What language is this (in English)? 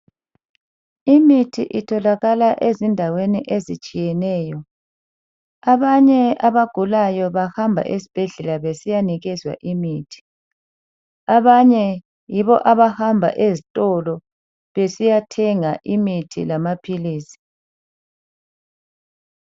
North Ndebele